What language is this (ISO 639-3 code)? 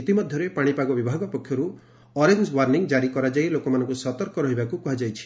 ori